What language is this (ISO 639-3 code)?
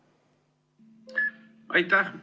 est